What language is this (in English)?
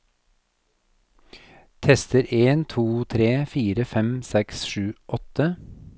Norwegian